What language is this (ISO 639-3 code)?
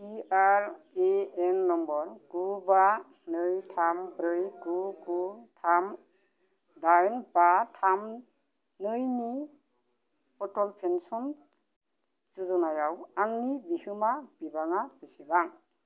brx